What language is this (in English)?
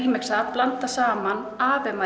Icelandic